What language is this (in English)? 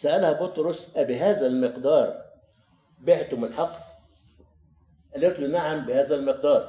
Arabic